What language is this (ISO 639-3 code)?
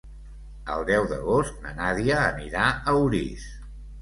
cat